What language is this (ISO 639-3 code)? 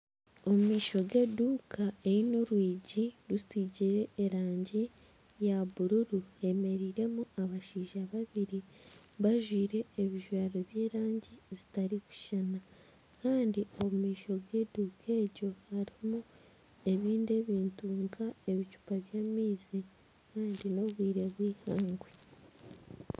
nyn